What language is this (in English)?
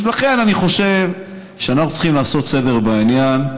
Hebrew